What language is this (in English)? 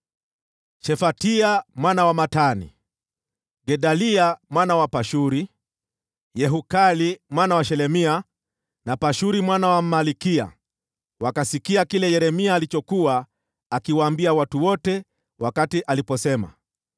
Swahili